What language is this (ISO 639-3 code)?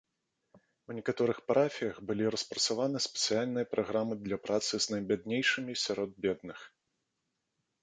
bel